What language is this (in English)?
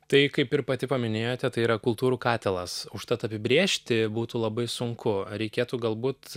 Lithuanian